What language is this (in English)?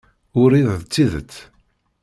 Kabyle